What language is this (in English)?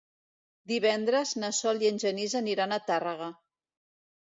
Catalan